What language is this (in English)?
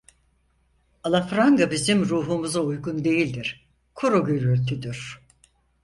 Turkish